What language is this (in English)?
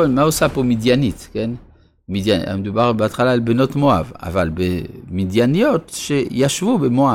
Hebrew